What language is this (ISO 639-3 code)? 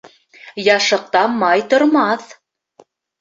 bak